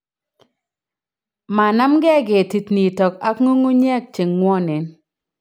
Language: Kalenjin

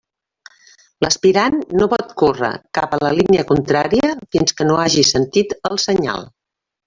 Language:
Catalan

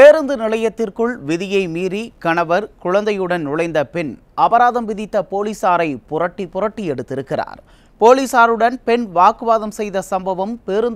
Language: Arabic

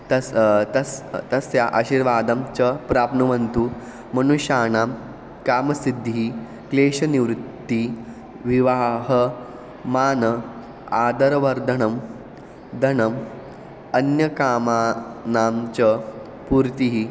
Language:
Sanskrit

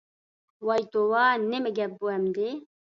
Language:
Uyghur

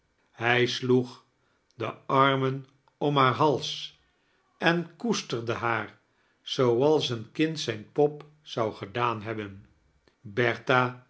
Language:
Dutch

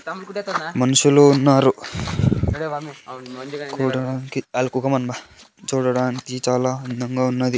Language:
Telugu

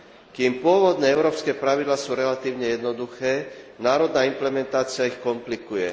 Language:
Slovak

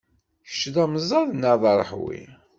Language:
Kabyle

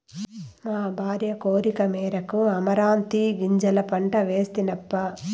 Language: Telugu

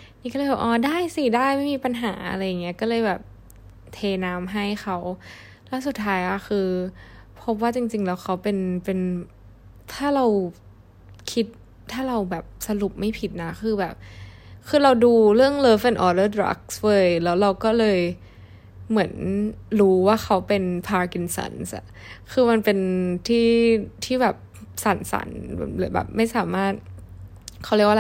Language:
Thai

